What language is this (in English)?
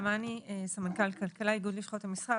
Hebrew